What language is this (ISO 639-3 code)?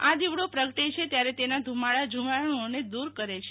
guj